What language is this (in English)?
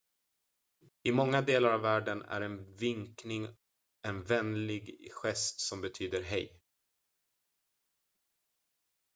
Swedish